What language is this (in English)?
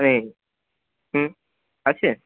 Bangla